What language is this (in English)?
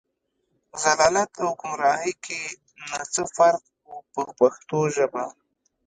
Pashto